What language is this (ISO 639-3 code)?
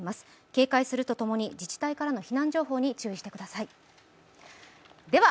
jpn